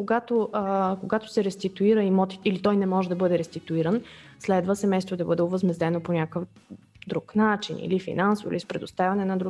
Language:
Bulgarian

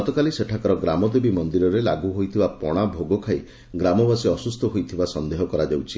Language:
Odia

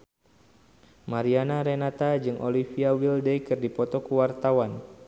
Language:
Sundanese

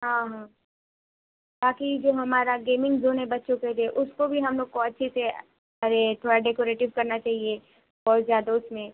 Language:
Urdu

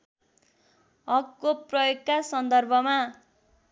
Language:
Nepali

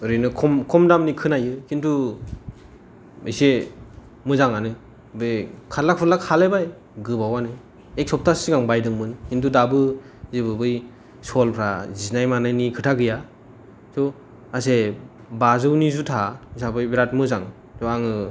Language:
Bodo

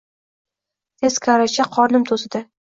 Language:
Uzbek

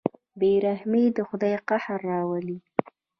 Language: Pashto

